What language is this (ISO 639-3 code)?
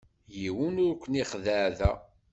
kab